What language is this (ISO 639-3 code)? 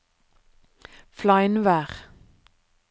nor